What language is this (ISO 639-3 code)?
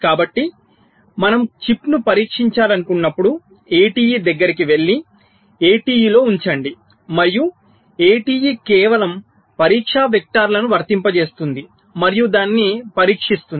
tel